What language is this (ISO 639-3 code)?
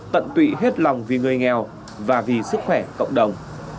vie